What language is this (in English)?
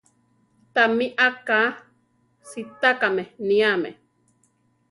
Central Tarahumara